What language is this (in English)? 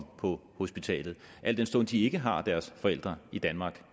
Danish